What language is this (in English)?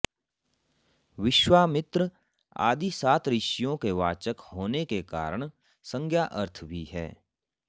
Sanskrit